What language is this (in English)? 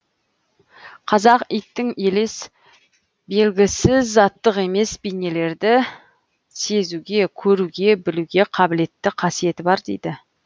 Kazakh